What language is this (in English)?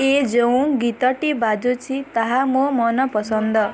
Odia